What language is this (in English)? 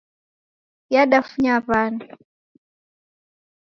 Taita